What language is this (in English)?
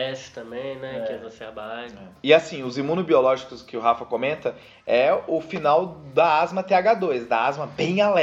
Portuguese